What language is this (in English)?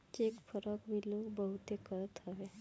Bhojpuri